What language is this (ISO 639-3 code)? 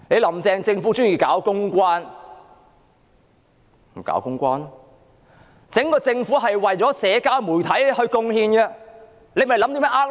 yue